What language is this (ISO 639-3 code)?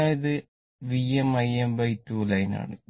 mal